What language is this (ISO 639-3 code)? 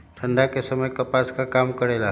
mag